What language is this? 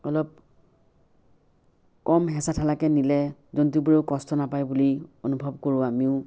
Assamese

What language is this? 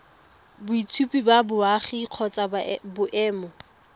Tswana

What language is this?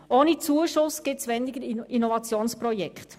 Swiss German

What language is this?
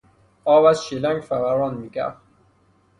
Persian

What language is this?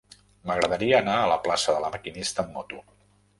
Catalan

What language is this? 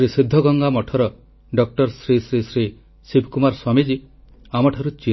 Odia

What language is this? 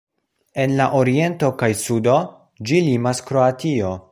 Esperanto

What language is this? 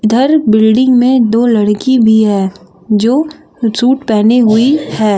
Hindi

